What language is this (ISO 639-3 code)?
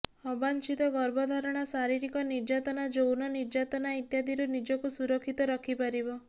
ori